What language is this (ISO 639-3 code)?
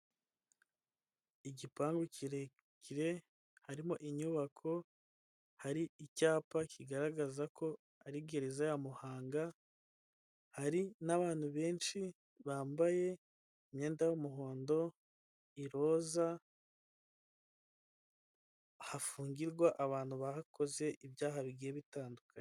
kin